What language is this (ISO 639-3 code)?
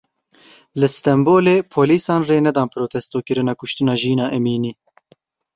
kur